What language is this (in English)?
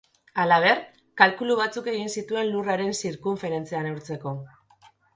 Basque